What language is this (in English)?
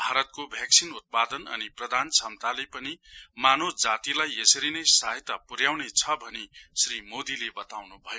Nepali